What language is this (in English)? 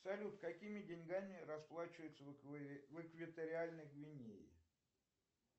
Russian